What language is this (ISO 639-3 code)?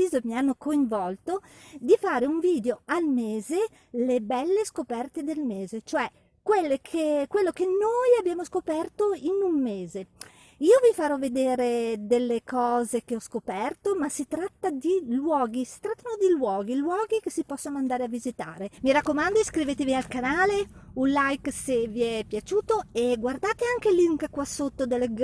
ita